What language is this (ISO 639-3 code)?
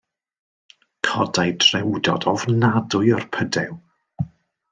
cym